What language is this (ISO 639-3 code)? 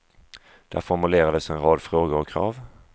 swe